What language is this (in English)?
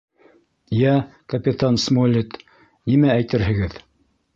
Bashkir